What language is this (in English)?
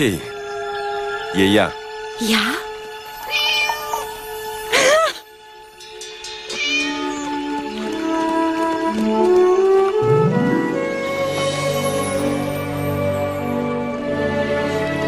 Romanian